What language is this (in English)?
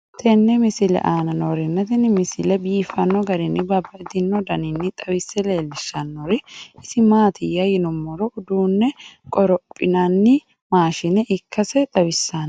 Sidamo